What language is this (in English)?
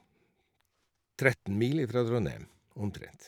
Norwegian